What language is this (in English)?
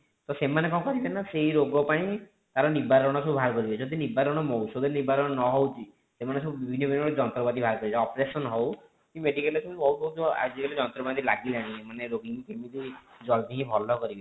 Odia